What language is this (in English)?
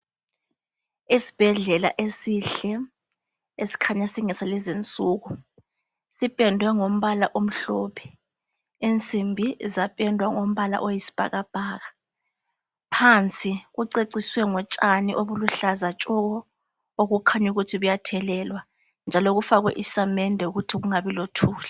North Ndebele